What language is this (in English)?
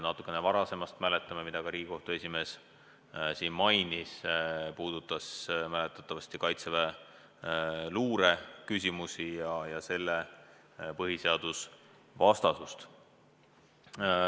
Estonian